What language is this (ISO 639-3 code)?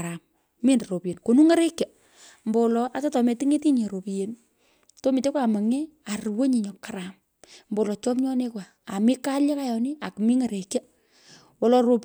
pko